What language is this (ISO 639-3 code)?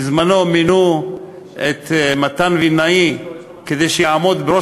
heb